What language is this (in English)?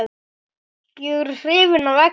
Icelandic